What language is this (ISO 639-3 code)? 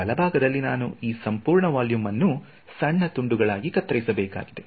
kan